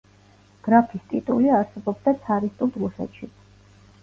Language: Georgian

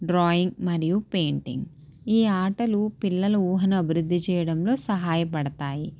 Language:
Telugu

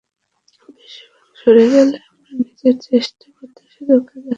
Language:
Bangla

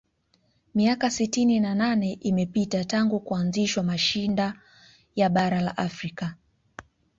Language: Swahili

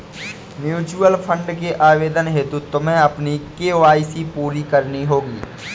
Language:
Hindi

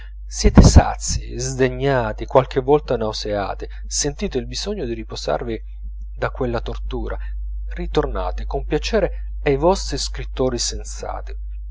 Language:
Italian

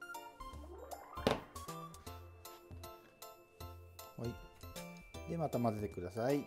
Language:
Japanese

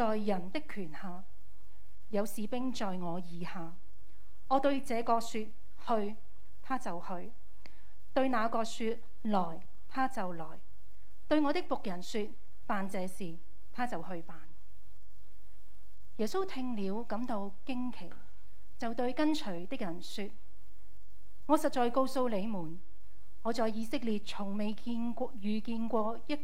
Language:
Chinese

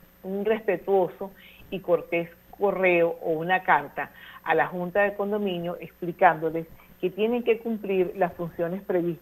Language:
Spanish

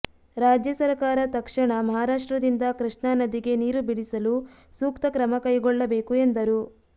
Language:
Kannada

